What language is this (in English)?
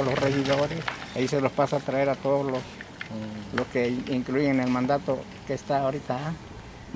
Spanish